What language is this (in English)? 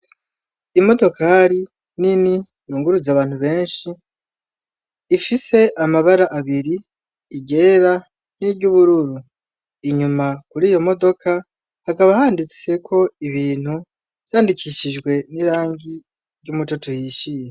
Rundi